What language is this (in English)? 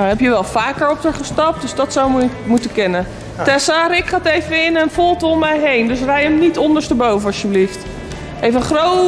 Dutch